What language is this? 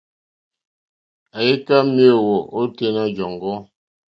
Mokpwe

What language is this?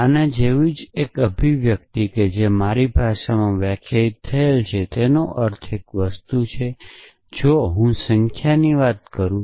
Gujarati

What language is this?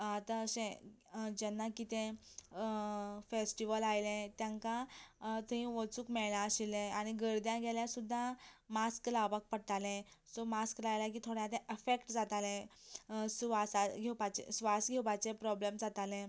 Konkani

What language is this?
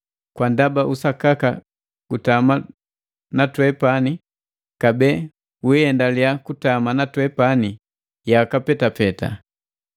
Matengo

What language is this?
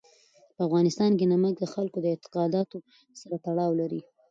Pashto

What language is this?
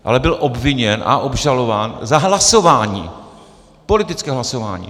Czech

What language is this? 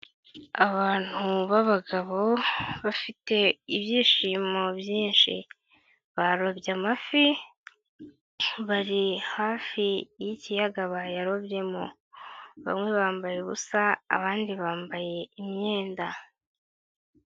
Kinyarwanda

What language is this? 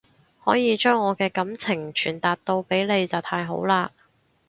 Cantonese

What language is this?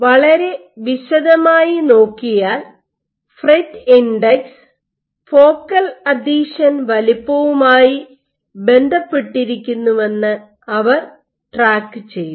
Malayalam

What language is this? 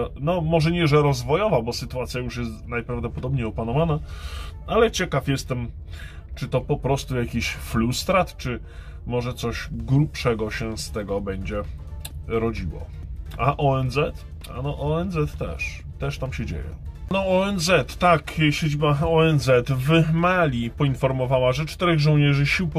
Polish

